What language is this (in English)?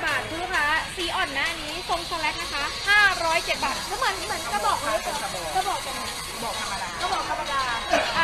Thai